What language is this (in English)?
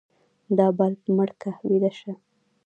Pashto